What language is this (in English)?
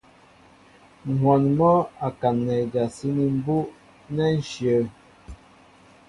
Mbo (Cameroon)